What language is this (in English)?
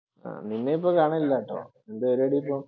Malayalam